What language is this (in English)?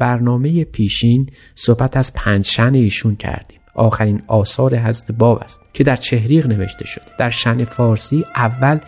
Persian